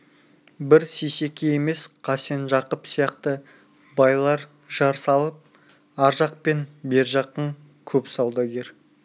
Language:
Kazakh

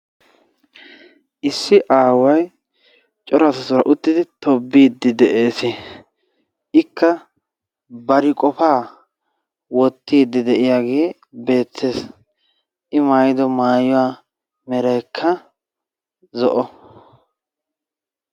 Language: Wolaytta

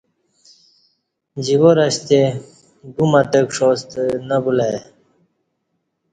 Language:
Kati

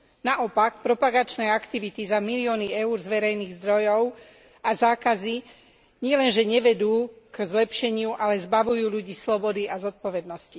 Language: Slovak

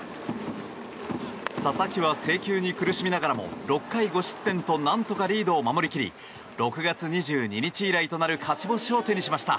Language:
Japanese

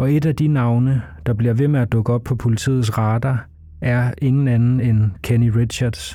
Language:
Danish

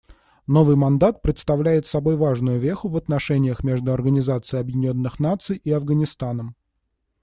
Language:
Russian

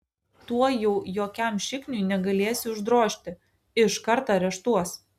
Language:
Lithuanian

